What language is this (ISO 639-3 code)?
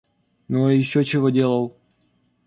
rus